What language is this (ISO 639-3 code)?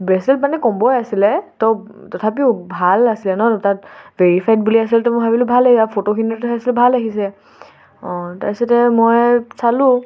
asm